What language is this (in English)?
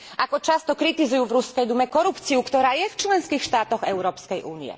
Slovak